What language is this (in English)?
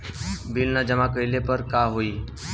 Bhojpuri